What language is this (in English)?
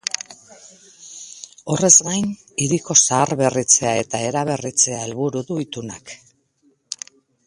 Basque